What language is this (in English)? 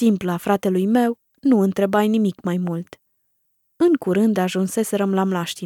Romanian